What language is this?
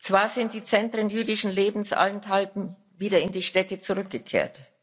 German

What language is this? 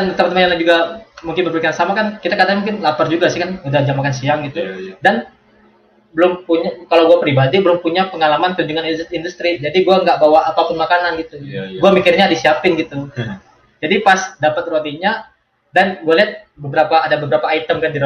Indonesian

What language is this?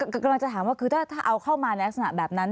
Thai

